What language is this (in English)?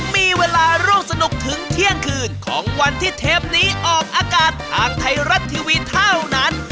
Thai